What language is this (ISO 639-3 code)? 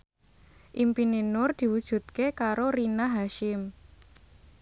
jav